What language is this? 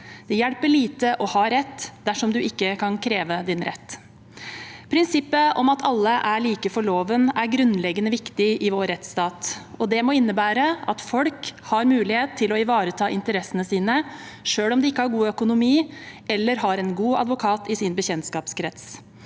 Norwegian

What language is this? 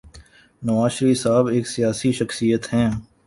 Urdu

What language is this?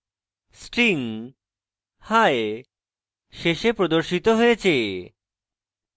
Bangla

